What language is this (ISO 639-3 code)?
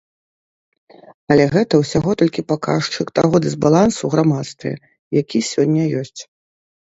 bel